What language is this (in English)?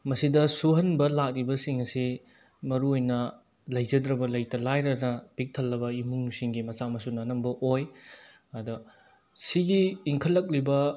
Manipuri